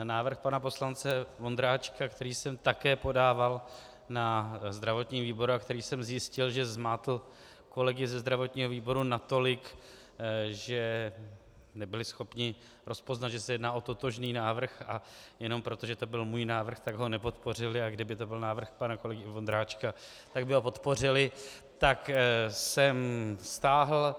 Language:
Czech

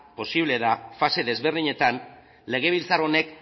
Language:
Basque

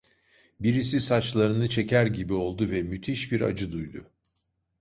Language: Turkish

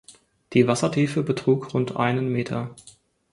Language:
German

